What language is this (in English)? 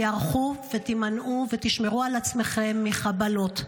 Hebrew